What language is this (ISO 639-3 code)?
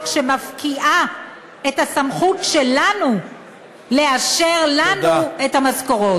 heb